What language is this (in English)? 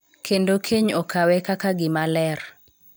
Luo (Kenya and Tanzania)